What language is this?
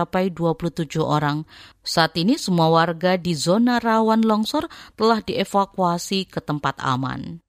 Indonesian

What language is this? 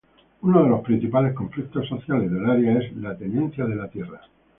Spanish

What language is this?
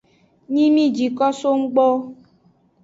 Aja (Benin)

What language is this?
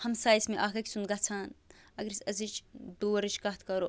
Kashmiri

